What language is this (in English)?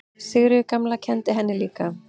Icelandic